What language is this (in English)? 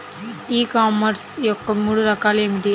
Telugu